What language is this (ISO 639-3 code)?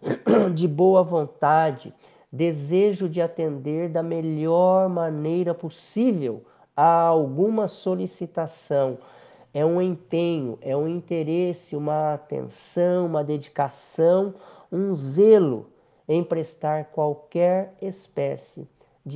por